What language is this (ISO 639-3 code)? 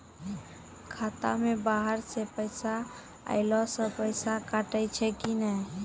mai